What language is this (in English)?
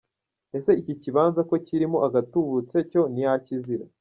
Kinyarwanda